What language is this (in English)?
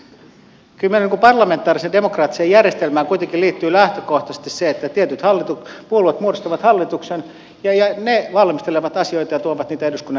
Finnish